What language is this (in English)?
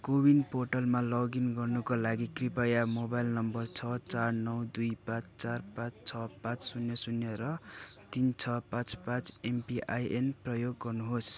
Nepali